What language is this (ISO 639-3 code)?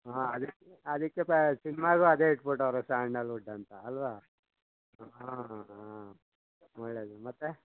kan